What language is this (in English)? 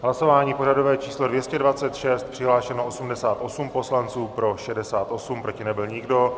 Czech